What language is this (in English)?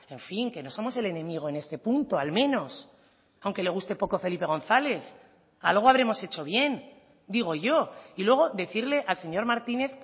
Spanish